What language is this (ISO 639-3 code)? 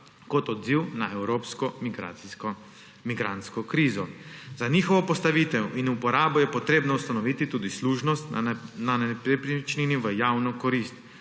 slv